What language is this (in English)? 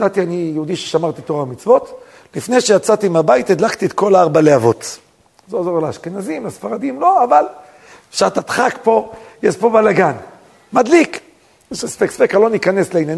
Hebrew